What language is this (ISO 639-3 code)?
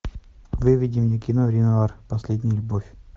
rus